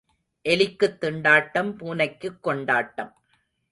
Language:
Tamil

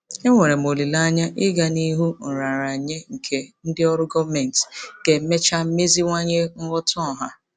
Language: Igbo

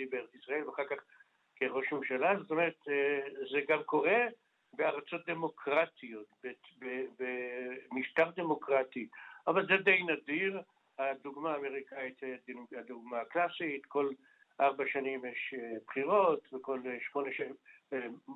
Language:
Hebrew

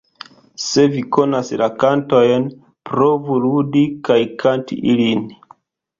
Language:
Esperanto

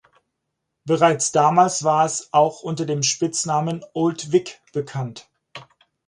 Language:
German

